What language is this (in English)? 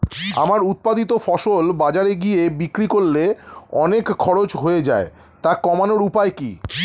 Bangla